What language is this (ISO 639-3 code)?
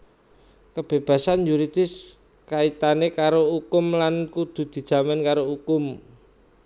jav